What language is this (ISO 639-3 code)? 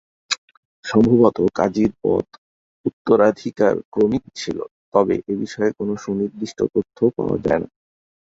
ben